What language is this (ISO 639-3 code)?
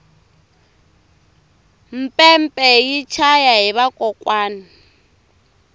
tso